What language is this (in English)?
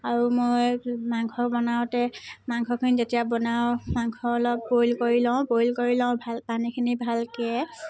Assamese